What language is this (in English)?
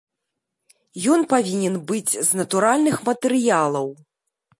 Belarusian